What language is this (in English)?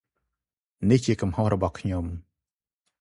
Khmer